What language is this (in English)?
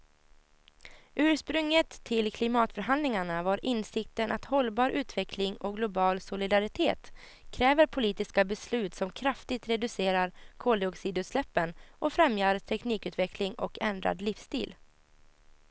Swedish